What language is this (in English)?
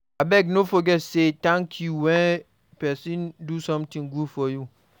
Nigerian Pidgin